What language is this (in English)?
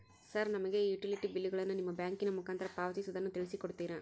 Kannada